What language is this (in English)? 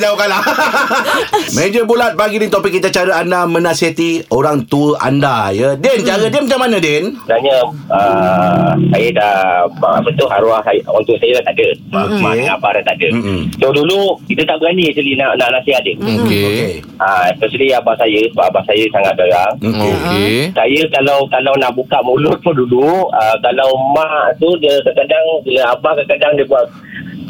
Malay